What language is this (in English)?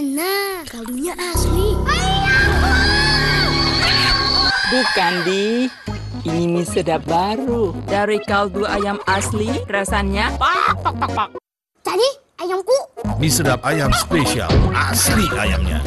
Indonesian